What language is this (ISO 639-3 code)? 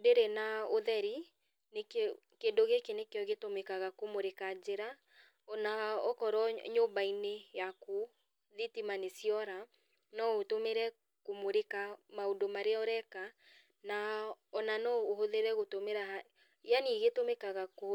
kik